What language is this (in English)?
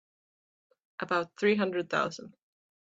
English